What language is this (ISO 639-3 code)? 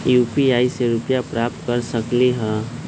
mag